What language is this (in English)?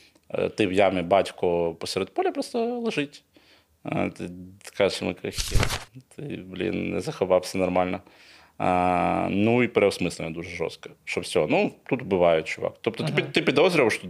Ukrainian